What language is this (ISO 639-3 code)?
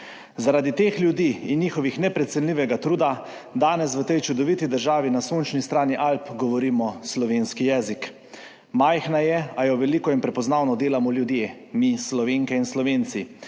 slv